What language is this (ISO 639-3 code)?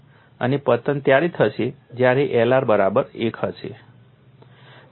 guj